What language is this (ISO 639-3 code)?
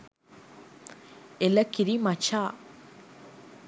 sin